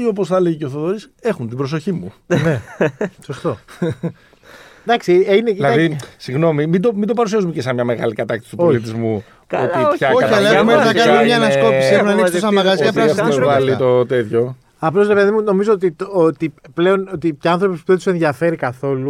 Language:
Greek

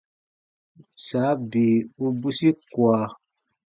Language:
Baatonum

